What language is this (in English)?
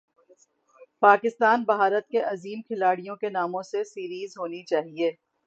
Urdu